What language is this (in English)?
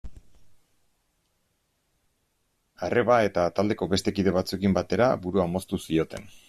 Basque